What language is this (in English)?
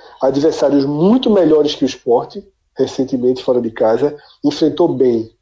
Portuguese